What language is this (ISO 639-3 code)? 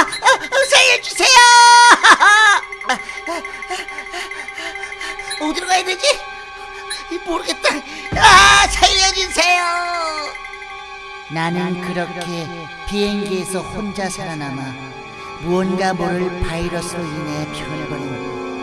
kor